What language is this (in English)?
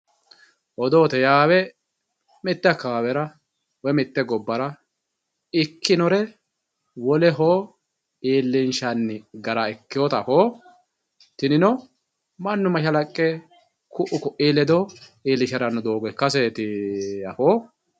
Sidamo